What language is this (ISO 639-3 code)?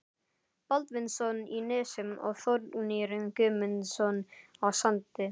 isl